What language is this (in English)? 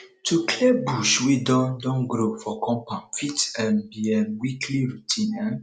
Nigerian Pidgin